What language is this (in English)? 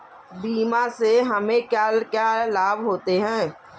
Hindi